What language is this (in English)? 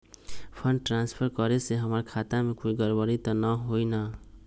Magahi